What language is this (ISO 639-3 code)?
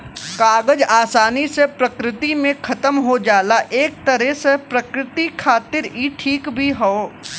bho